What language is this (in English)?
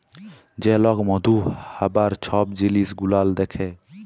Bangla